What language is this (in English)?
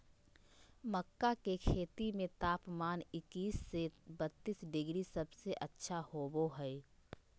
Magahi